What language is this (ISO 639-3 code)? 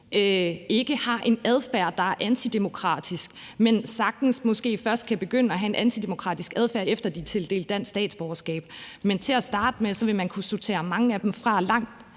dan